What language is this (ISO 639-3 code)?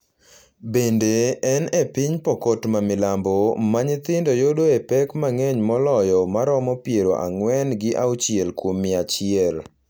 luo